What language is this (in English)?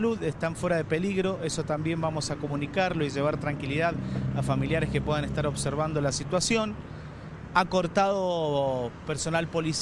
Spanish